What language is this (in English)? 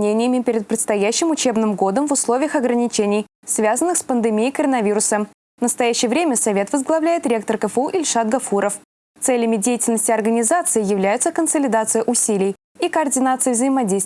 Russian